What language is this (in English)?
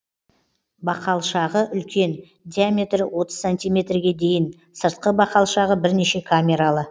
Kazakh